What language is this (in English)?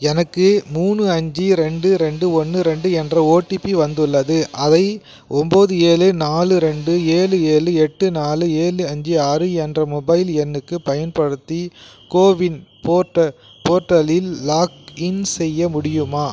Tamil